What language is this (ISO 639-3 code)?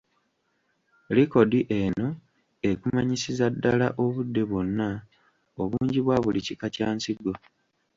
lug